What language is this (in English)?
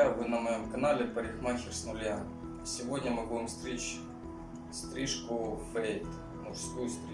Russian